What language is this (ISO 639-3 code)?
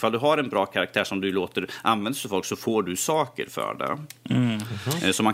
swe